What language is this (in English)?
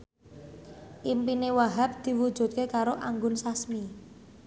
Javanese